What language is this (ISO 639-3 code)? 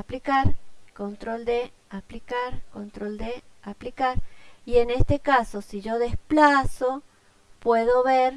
spa